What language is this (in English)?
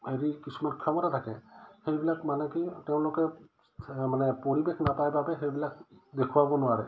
Assamese